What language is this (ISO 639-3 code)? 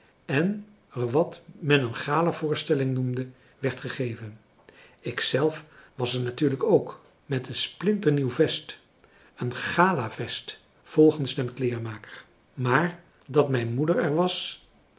nld